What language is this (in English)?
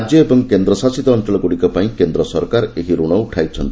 Odia